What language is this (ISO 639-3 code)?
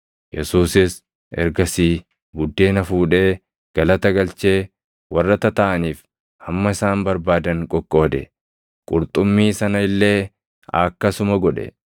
orm